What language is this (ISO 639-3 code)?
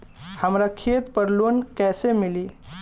bho